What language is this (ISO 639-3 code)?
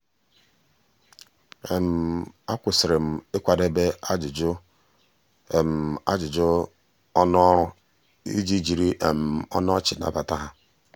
ibo